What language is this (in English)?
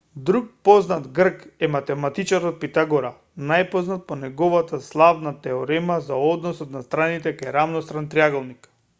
Macedonian